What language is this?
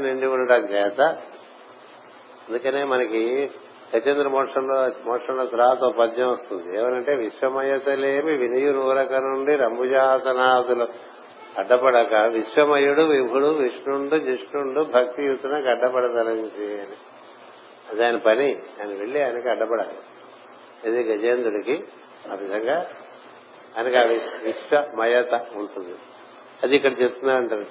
Telugu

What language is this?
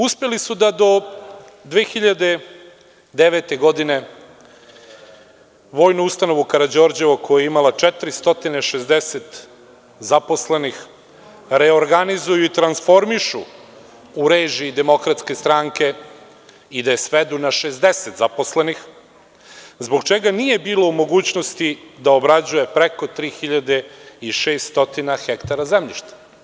Serbian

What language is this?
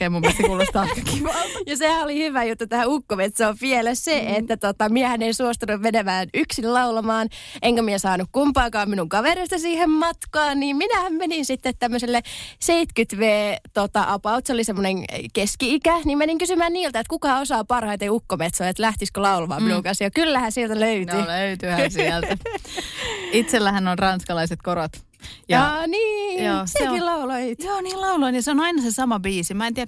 Finnish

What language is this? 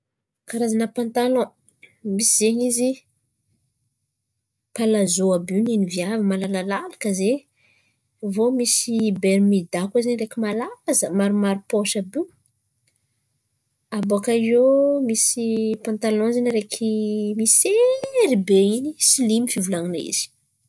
Antankarana Malagasy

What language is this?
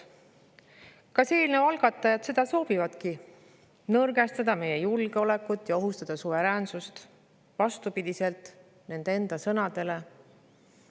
Estonian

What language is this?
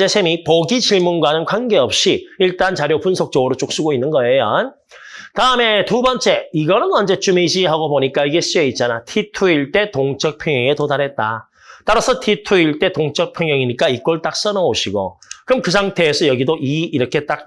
Korean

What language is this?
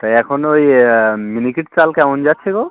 Bangla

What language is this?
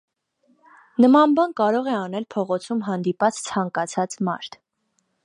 Armenian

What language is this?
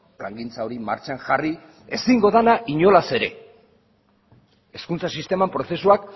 Basque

